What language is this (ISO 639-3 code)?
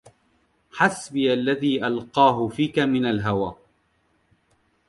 ara